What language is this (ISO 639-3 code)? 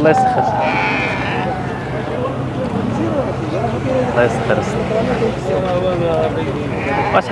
ara